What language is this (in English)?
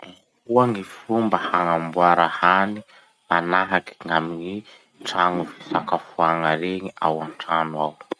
Masikoro Malagasy